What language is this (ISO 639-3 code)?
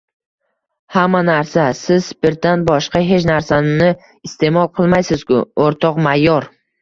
uzb